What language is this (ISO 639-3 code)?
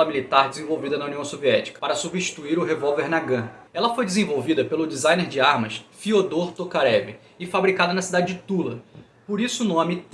por